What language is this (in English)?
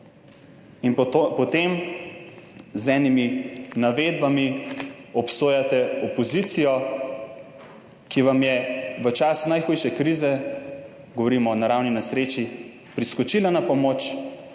Slovenian